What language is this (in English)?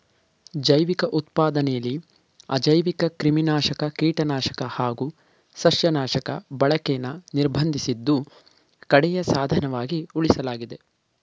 Kannada